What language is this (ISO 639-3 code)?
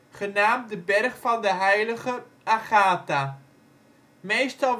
nld